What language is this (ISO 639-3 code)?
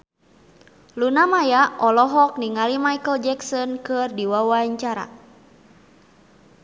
sun